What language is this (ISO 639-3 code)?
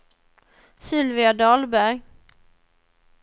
swe